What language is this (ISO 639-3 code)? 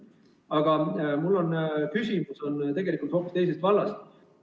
est